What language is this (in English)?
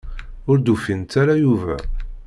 Kabyle